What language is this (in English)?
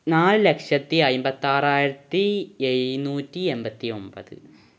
Malayalam